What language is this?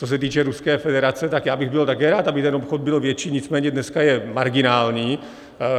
Czech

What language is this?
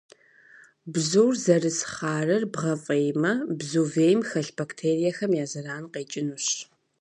Kabardian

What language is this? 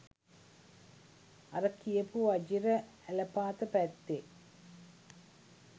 Sinhala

